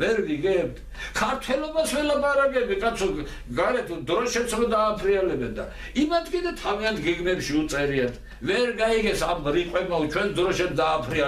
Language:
Turkish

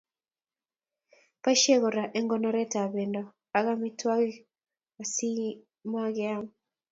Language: Kalenjin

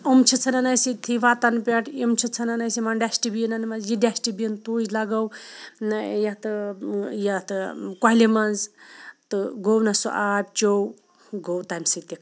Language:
Kashmiri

